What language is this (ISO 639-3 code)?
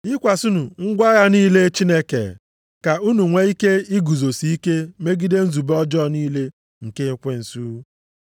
ibo